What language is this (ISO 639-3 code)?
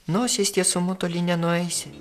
lit